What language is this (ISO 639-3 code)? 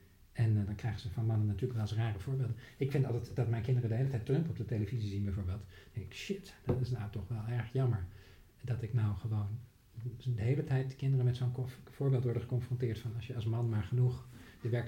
nld